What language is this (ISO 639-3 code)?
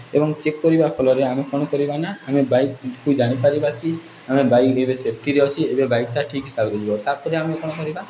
ori